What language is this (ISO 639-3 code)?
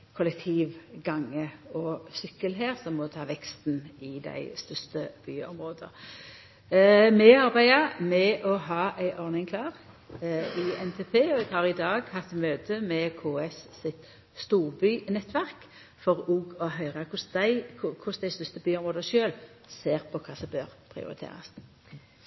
nno